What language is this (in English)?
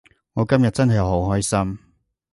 Cantonese